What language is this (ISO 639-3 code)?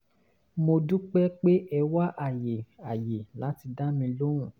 yor